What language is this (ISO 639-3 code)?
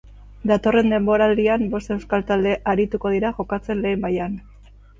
eus